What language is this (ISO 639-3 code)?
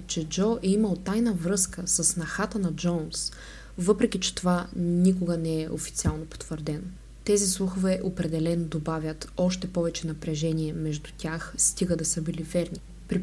bul